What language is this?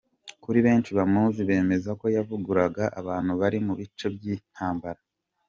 Kinyarwanda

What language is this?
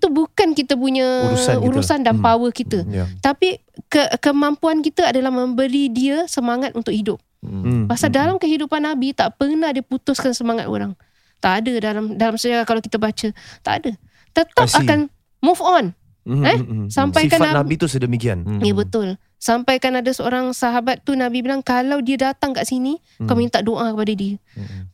Malay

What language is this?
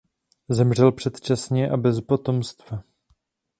Czech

